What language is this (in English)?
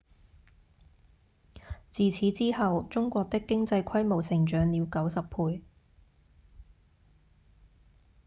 Cantonese